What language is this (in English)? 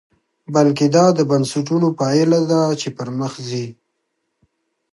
Pashto